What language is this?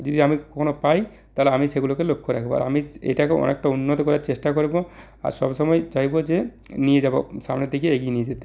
Bangla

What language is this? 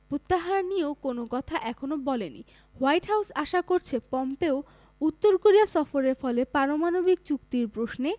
Bangla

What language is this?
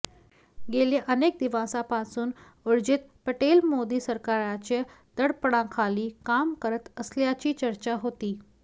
Marathi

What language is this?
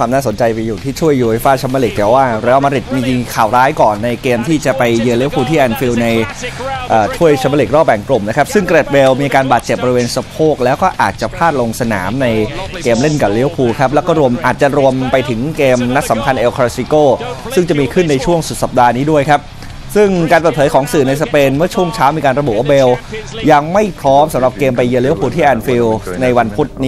Thai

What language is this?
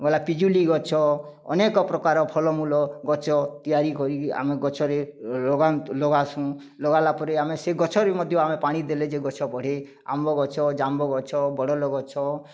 Odia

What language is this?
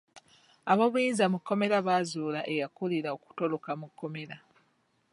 Ganda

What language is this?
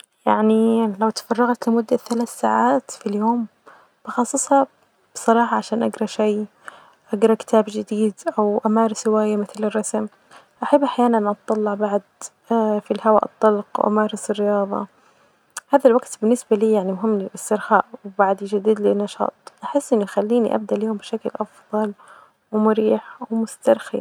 Najdi Arabic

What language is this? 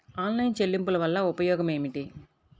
Telugu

